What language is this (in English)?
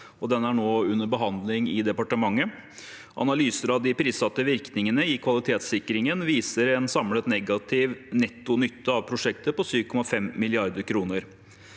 Norwegian